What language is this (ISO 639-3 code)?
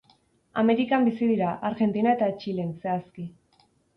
eus